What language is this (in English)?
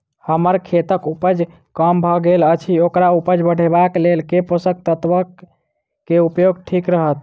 Maithili